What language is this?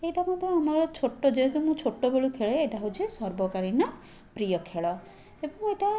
Odia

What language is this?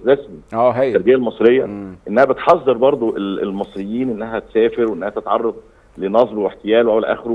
Arabic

